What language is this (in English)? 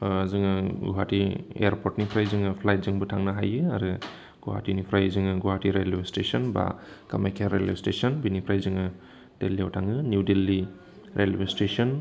Bodo